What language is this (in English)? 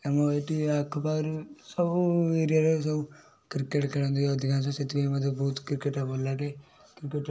Odia